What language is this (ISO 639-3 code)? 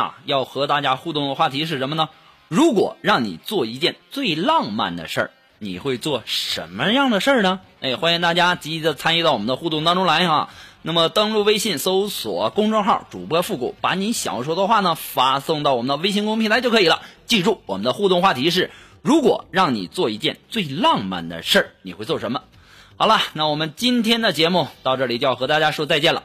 zho